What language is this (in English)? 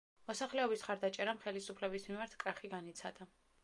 Georgian